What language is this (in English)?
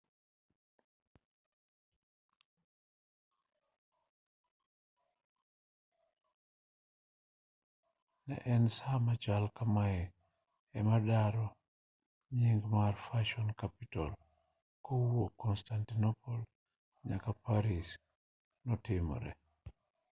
Luo (Kenya and Tanzania)